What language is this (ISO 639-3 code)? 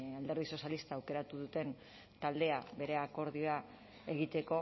eus